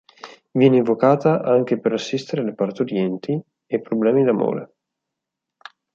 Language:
Italian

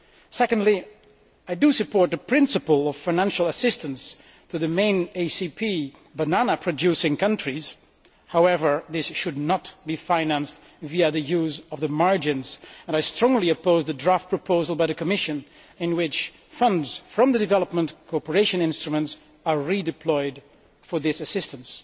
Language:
English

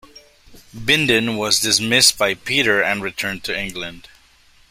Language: English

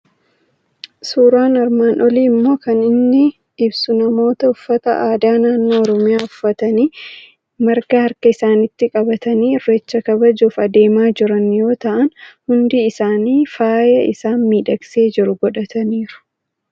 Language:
Oromo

